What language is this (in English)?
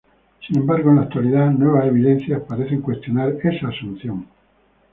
Spanish